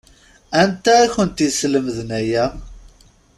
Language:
Kabyle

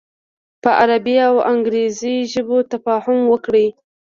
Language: Pashto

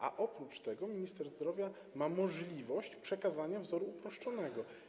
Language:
Polish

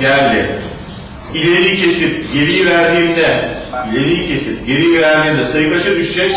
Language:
Turkish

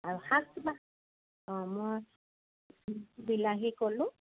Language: Assamese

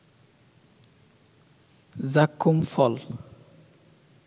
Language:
Bangla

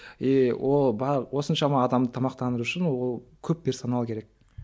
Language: Kazakh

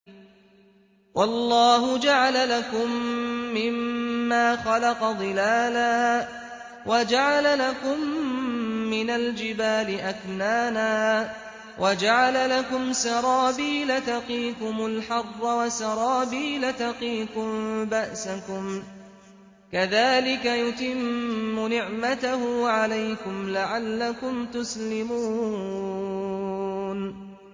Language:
Arabic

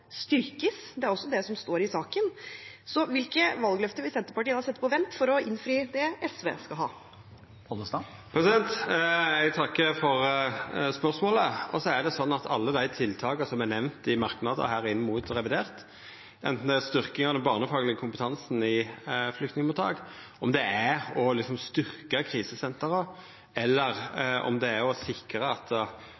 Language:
Norwegian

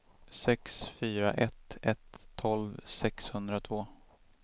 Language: Swedish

